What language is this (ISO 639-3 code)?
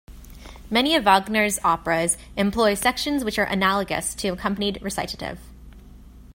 eng